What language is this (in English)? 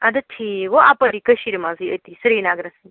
Kashmiri